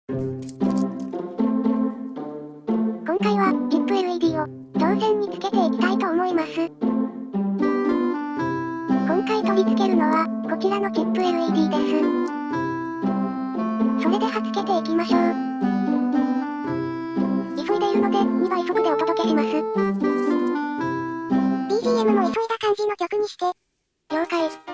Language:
Japanese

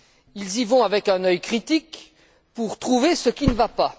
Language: French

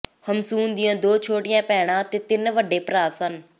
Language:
Punjabi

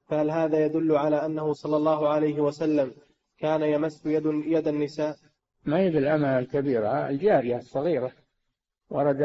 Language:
Arabic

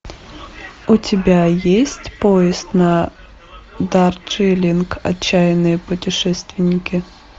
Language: Russian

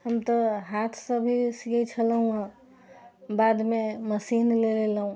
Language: Maithili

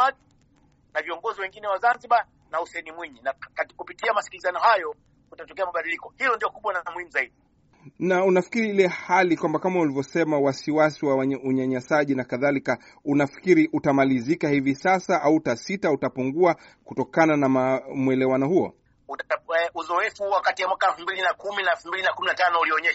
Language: Swahili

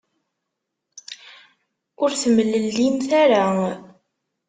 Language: Kabyle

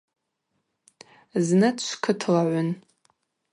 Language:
Abaza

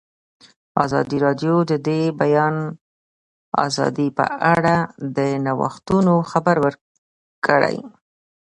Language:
Pashto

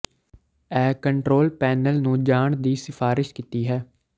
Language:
Punjabi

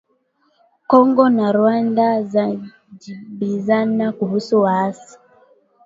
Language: Swahili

